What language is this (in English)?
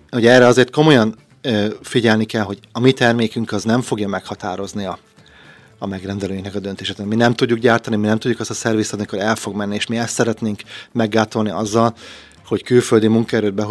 Hungarian